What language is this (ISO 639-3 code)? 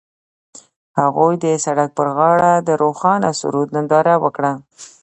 pus